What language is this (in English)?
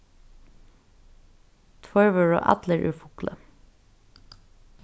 Faroese